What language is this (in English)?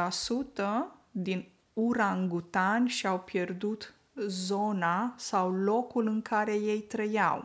Romanian